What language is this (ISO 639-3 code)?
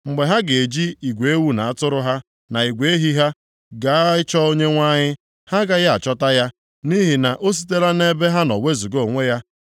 ibo